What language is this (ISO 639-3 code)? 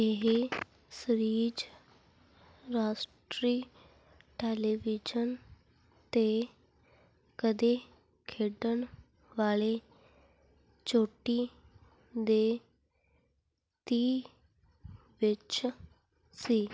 pan